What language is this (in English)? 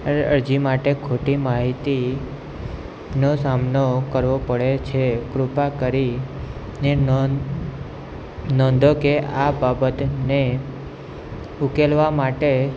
Gujarati